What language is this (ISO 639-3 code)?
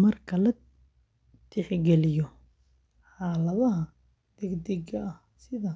som